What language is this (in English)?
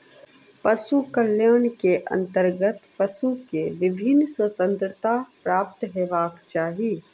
Maithili